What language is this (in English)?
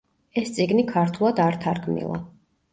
Georgian